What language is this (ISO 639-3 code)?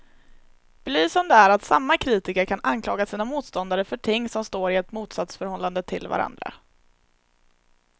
swe